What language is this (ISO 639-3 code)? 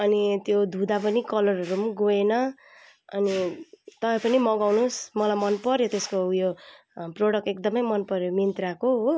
nep